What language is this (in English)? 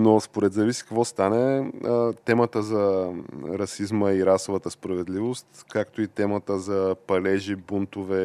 Bulgarian